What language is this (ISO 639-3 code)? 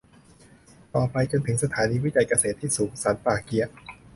tha